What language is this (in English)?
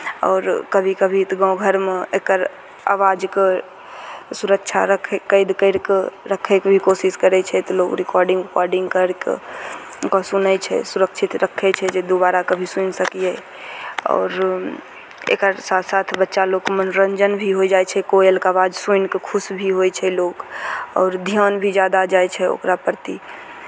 Maithili